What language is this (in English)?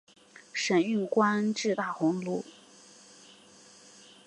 Chinese